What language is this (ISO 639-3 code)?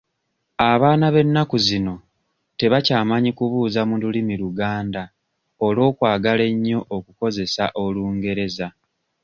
lug